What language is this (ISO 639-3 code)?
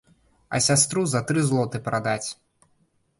bel